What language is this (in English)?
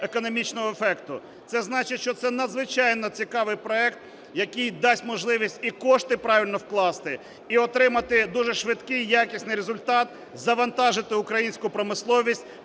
Ukrainian